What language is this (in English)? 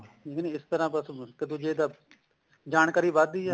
Punjabi